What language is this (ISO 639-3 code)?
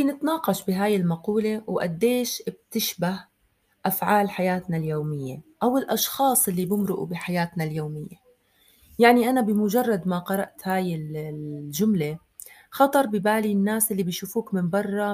ara